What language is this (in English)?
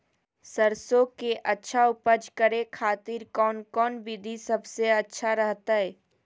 Magahi